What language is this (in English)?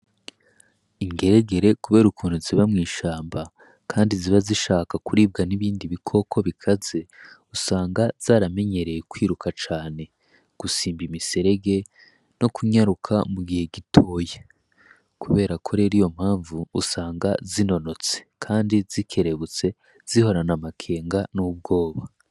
Rundi